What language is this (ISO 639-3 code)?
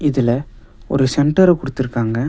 tam